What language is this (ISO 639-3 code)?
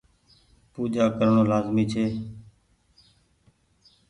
gig